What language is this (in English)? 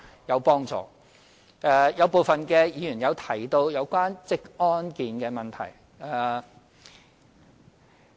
Cantonese